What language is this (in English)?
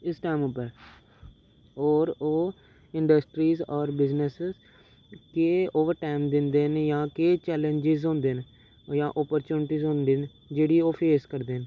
Dogri